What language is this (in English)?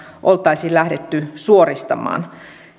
Finnish